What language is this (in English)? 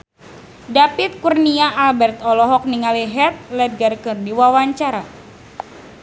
Sundanese